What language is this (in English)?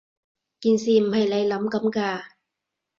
Cantonese